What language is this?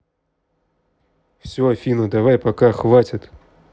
Russian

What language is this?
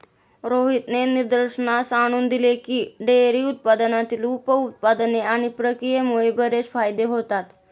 Marathi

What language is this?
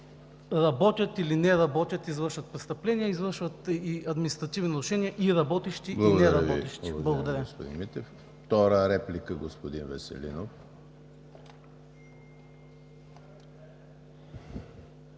Bulgarian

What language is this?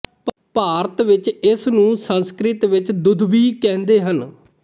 Punjabi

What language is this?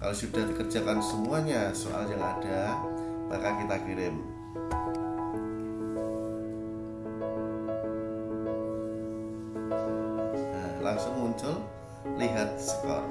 Indonesian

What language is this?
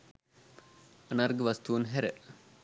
Sinhala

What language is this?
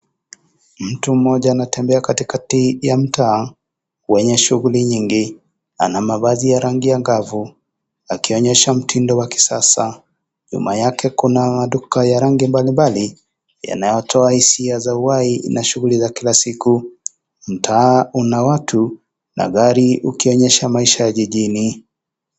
Swahili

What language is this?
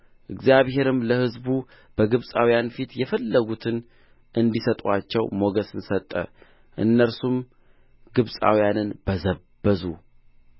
Amharic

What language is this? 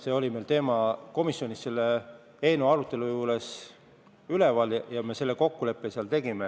Estonian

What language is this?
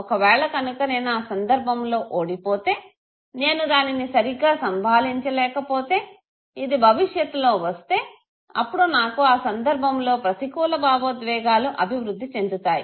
Telugu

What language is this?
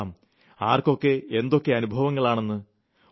Malayalam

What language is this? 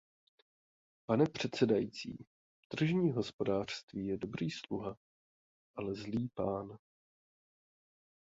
Czech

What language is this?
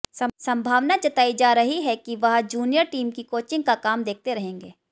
Hindi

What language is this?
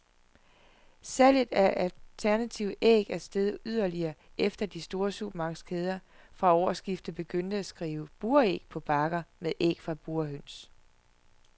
Danish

